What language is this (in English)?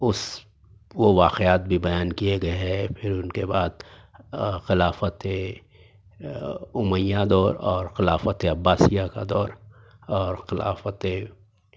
Urdu